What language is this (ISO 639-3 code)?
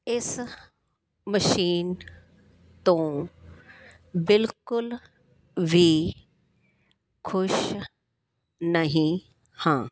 pan